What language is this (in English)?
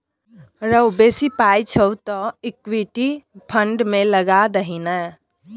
Maithili